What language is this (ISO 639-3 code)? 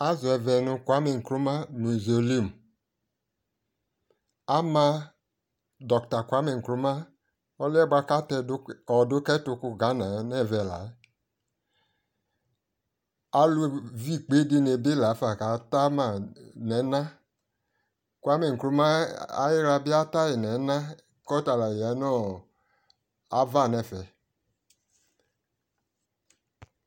kpo